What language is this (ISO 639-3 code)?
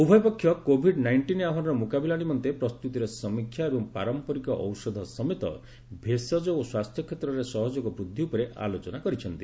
ori